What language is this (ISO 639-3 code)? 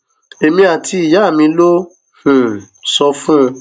yor